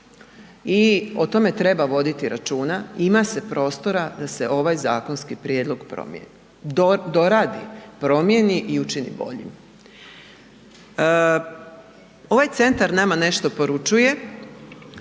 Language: Croatian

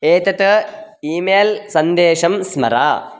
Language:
Sanskrit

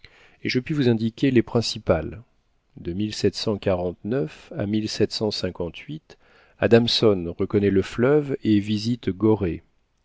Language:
French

